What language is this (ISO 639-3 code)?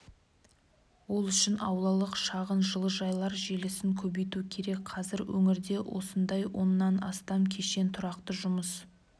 kaz